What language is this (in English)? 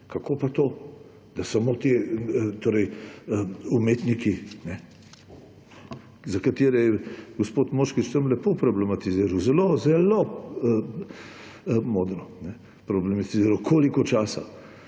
Slovenian